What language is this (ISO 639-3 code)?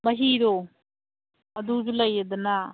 mni